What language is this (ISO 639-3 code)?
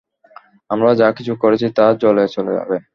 ben